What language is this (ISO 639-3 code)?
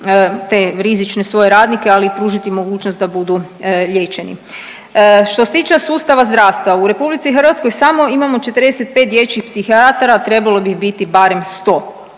hrv